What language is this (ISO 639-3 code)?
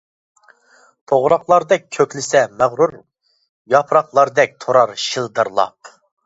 uig